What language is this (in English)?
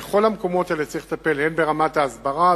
Hebrew